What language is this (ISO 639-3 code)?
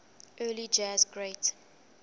eng